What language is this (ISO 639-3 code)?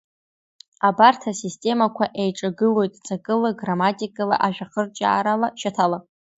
abk